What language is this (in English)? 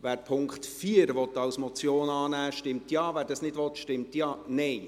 Swiss German